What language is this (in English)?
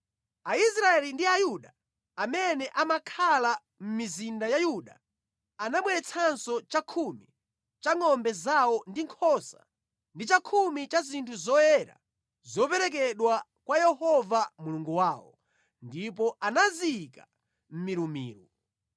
Nyanja